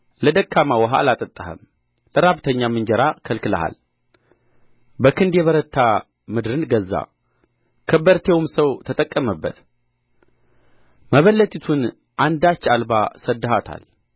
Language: Amharic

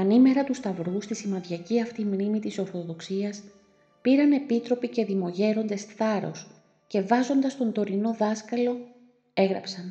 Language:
Greek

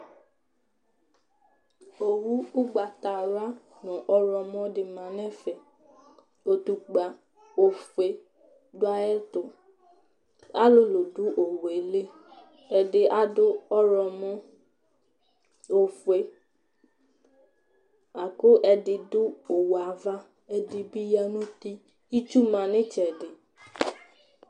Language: Ikposo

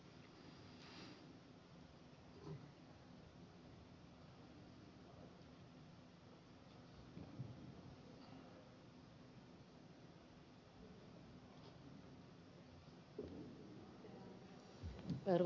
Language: Finnish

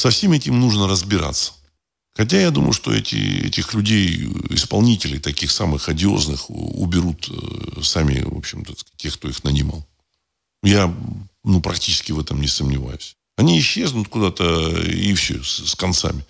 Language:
Russian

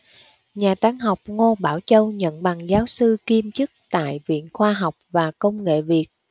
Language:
Vietnamese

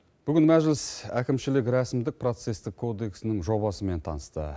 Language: Kazakh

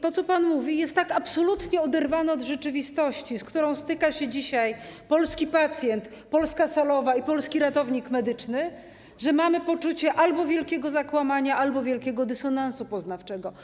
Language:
Polish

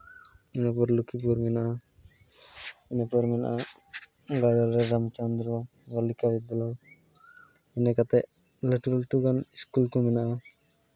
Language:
Santali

